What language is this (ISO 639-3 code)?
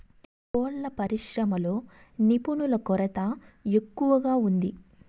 tel